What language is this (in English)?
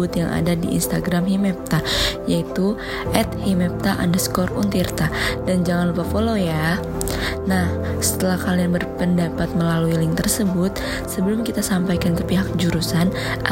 Indonesian